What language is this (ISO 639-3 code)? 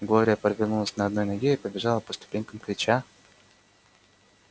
rus